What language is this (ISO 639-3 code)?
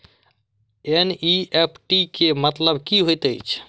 mai